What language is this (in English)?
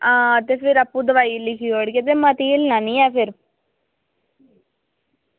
Dogri